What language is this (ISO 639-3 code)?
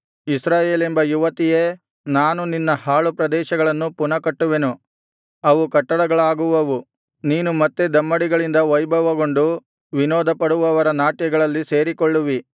kan